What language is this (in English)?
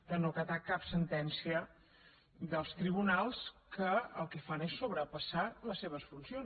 Catalan